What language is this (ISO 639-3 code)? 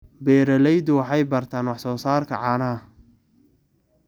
som